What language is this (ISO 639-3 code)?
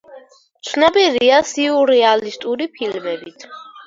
kat